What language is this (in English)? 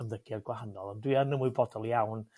Welsh